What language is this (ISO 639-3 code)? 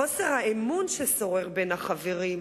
heb